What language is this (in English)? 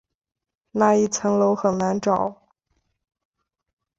Chinese